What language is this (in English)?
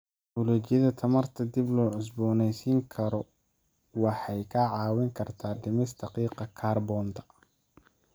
Somali